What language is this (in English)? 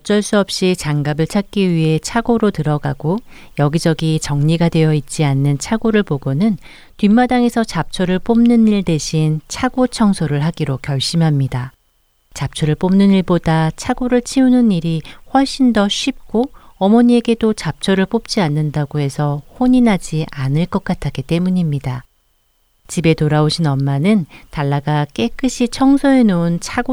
Korean